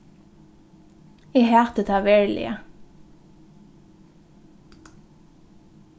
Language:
Faroese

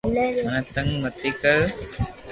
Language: Loarki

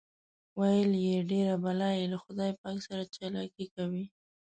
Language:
Pashto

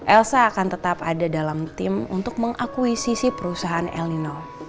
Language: Indonesian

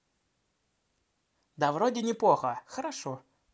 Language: Russian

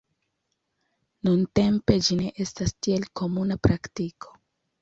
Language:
Esperanto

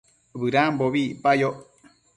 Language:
Matsés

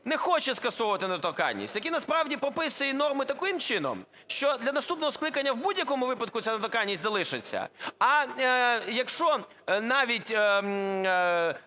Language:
Ukrainian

